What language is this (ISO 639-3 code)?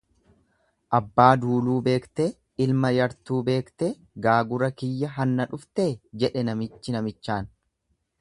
orm